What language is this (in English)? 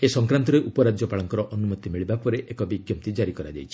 Odia